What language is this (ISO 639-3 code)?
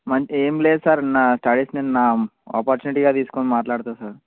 tel